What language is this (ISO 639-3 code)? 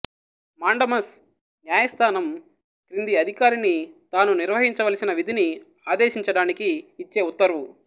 tel